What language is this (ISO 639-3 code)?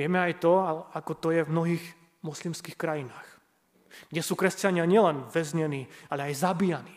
slk